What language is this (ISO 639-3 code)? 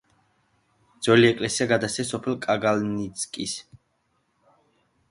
kat